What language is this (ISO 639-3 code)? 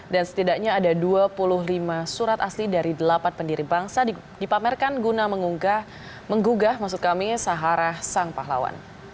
ind